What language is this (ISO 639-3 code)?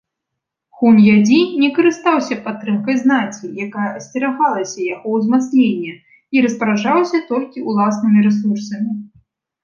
bel